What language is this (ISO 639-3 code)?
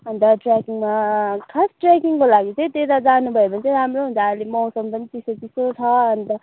nep